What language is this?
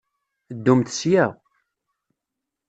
Kabyle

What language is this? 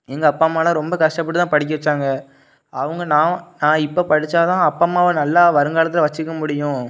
Tamil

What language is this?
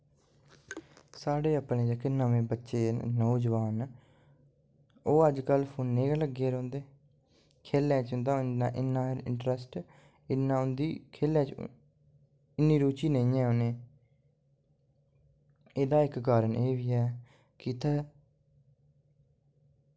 Dogri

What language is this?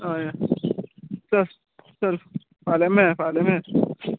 Konkani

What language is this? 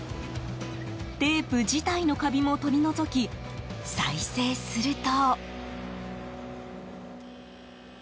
Japanese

